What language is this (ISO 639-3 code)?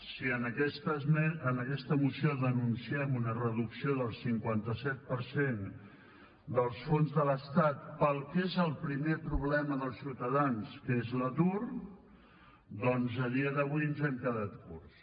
cat